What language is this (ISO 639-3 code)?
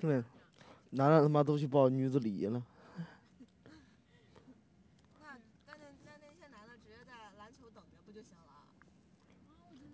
zho